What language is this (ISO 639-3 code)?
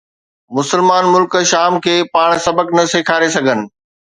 snd